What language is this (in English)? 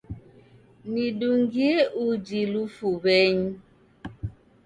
Taita